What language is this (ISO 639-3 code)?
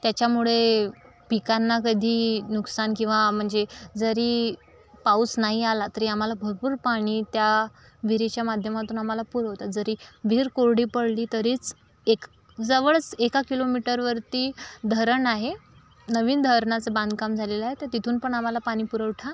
mar